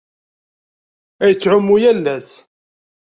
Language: Kabyle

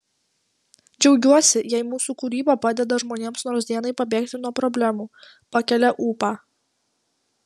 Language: Lithuanian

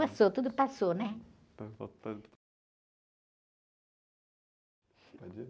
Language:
Portuguese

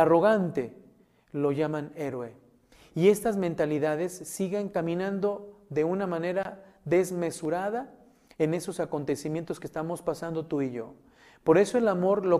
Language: Spanish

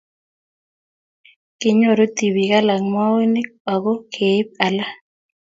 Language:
Kalenjin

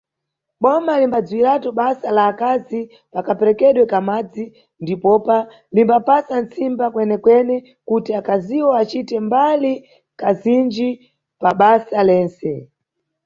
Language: Nyungwe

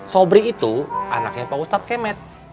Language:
Indonesian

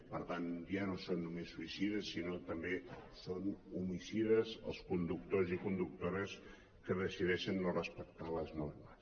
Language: Catalan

